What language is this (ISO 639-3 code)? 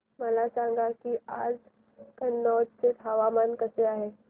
mar